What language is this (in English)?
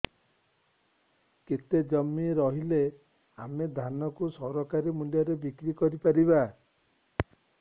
Odia